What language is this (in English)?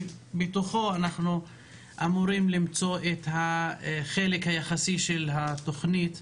Hebrew